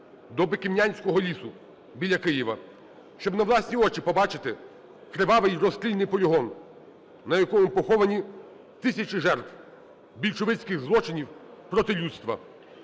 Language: Ukrainian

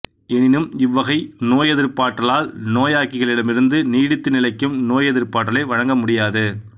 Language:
Tamil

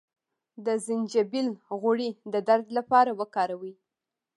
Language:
Pashto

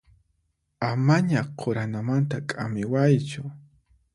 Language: Puno Quechua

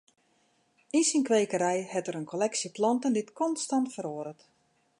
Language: Western Frisian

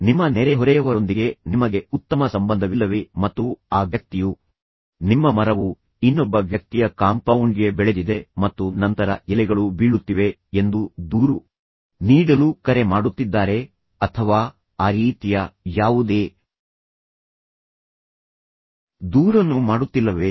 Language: Kannada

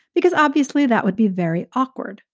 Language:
English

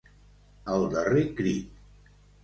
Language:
Catalan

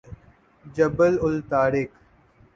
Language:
Urdu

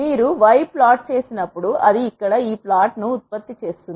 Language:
Telugu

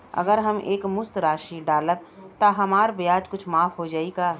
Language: Bhojpuri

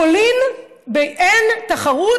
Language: Hebrew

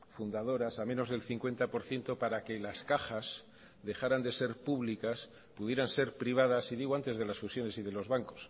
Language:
Spanish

